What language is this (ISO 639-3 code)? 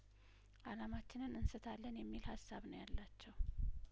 amh